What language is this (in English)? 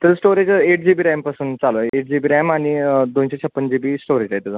Marathi